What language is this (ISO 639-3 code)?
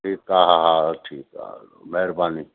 snd